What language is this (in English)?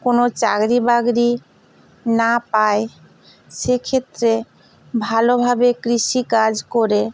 Bangla